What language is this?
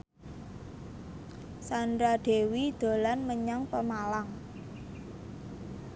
Javanese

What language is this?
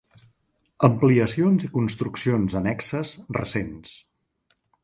Catalan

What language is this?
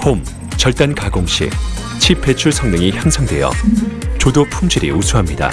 Korean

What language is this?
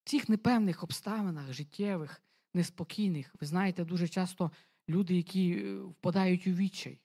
Ukrainian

